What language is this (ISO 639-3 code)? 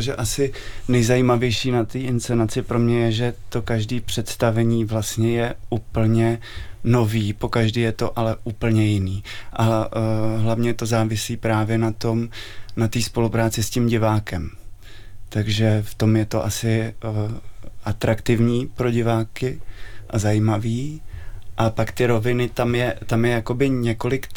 ces